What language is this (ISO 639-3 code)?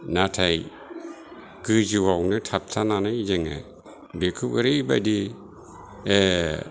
brx